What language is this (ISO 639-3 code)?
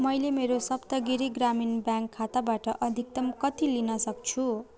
nep